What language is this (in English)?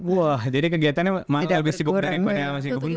Indonesian